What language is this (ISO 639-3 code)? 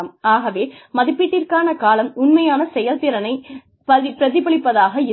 tam